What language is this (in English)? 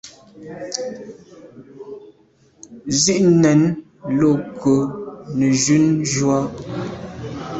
Medumba